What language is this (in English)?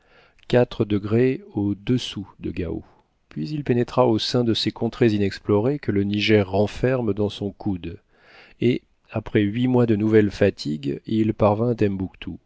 French